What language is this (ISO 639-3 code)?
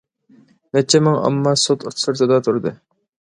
uig